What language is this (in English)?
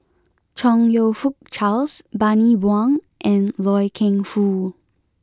English